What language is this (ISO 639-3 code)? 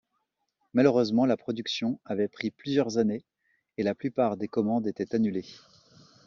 fra